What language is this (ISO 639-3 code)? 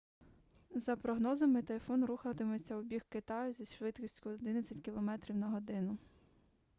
ukr